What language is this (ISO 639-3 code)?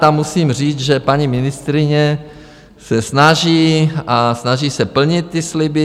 ces